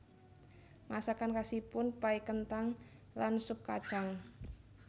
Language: Javanese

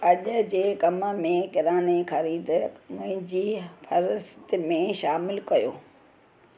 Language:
Sindhi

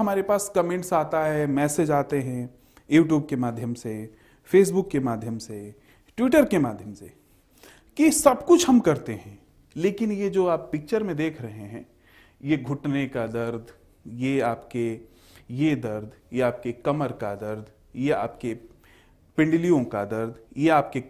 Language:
Hindi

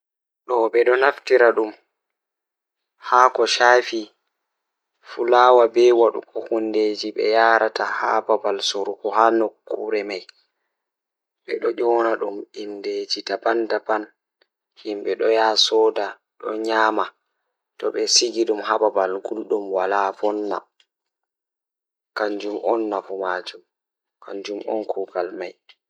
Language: Fula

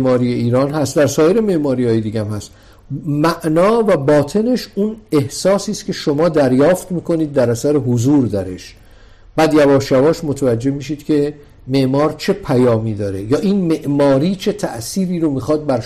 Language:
Persian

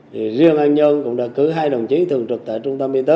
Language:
Vietnamese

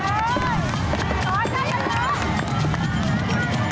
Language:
Thai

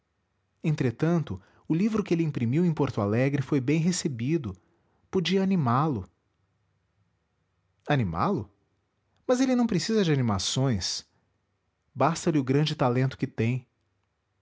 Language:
Portuguese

